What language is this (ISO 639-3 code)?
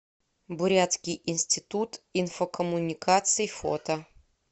rus